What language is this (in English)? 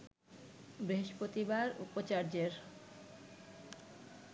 Bangla